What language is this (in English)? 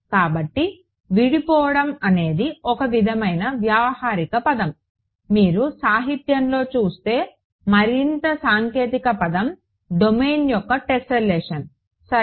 Telugu